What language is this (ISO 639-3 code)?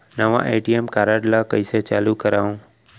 hne